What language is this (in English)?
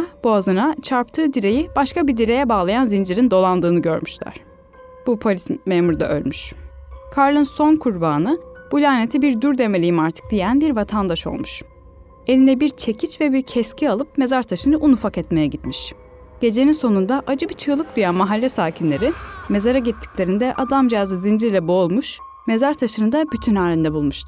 Turkish